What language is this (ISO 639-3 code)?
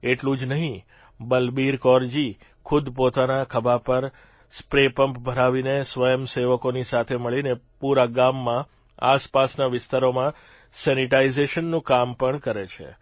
guj